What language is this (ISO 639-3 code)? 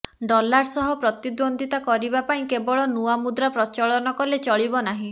ori